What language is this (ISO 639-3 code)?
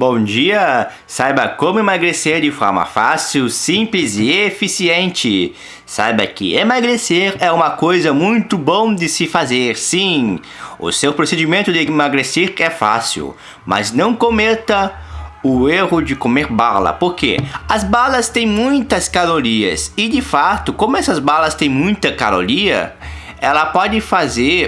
por